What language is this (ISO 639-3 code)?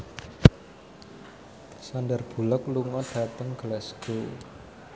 jav